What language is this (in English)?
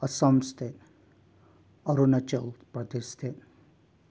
Manipuri